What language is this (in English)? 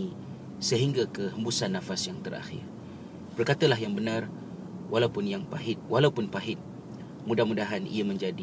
Malay